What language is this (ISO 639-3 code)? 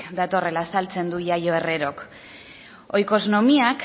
eus